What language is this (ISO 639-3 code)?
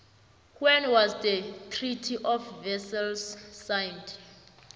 nbl